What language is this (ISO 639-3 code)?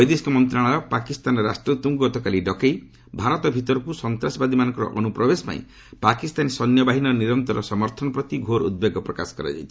ori